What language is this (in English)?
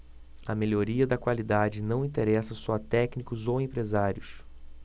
Portuguese